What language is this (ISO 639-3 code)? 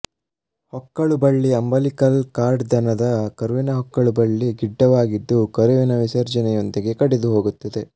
kan